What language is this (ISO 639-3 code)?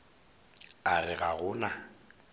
nso